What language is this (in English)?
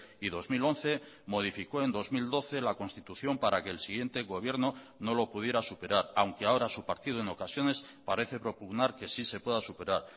Spanish